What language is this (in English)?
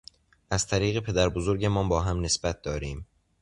Persian